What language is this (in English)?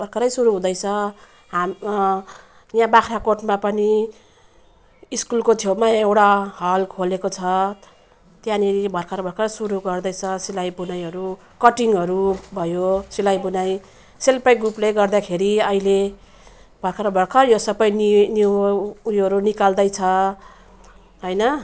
Nepali